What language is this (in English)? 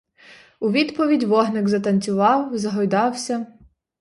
Ukrainian